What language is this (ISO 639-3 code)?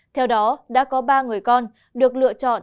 vie